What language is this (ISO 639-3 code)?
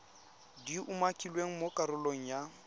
tsn